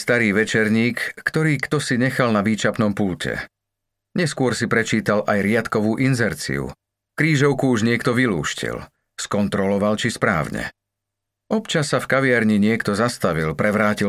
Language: Slovak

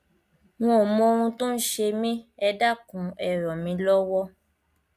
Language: Yoruba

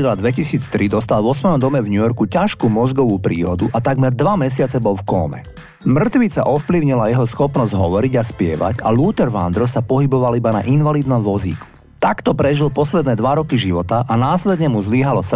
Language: Slovak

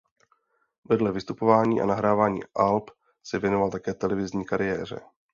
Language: Czech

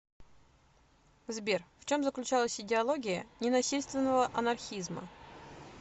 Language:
Russian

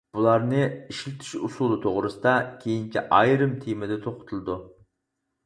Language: Uyghur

